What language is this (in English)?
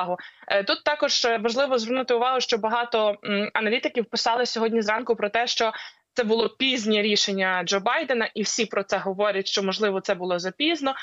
Ukrainian